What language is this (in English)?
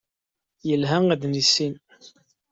Kabyle